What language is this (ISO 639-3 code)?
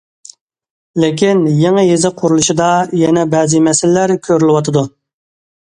uig